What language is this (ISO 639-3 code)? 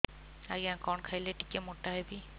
ori